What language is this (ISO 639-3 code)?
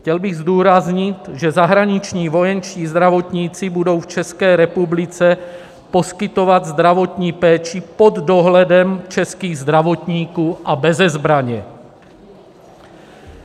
ces